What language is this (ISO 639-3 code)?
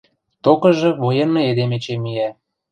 mrj